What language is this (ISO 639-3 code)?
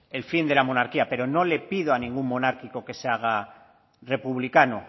spa